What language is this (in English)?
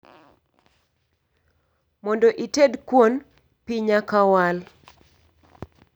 Luo (Kenya and Tanzania)